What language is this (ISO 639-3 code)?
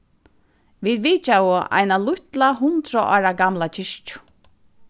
fao